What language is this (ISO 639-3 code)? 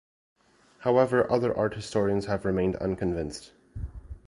eng